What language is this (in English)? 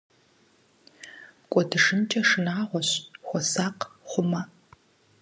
Kabardian